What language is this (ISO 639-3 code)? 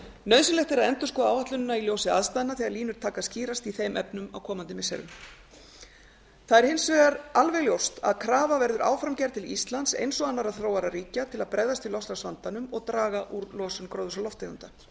isl